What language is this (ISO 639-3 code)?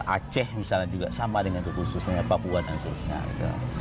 ind